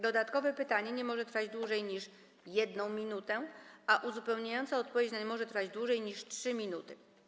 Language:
Polish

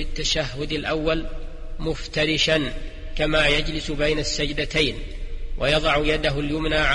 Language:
Arabic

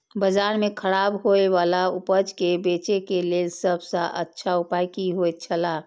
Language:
Maithili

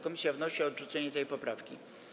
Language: Polish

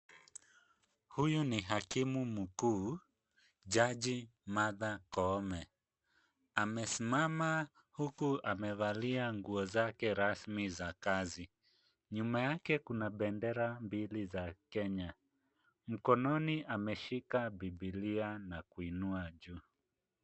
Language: Swahili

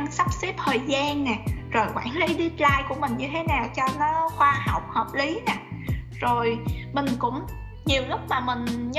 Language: Vietnamese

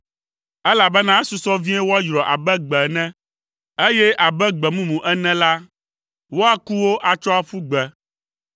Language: Ewe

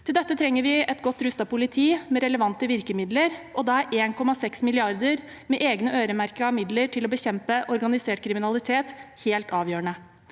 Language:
Norwegian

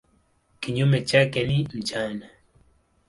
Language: Swahili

